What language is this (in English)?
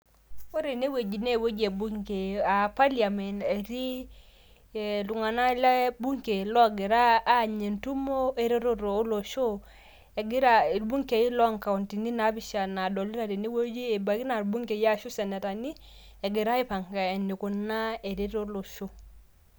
Masai